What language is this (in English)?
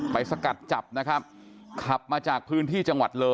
Thai